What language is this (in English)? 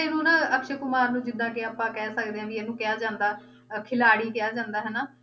Punjabi